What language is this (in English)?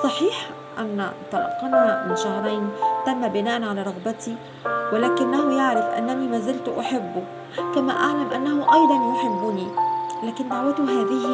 Arabic